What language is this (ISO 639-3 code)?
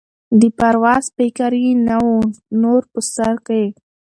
pus